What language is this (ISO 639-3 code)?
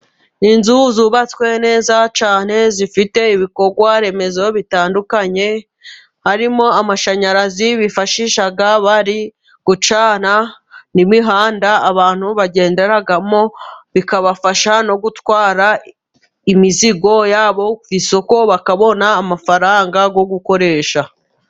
kin